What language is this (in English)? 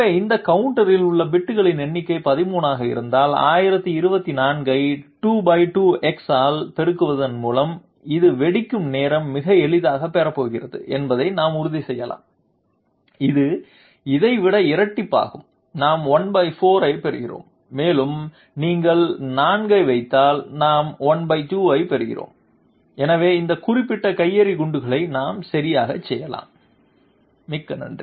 Tamil